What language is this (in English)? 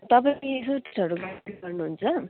Nepali